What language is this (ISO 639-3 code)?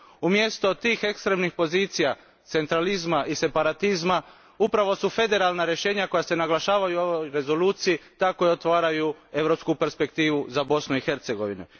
hrv